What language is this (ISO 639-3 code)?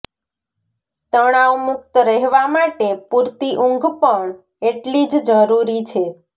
guj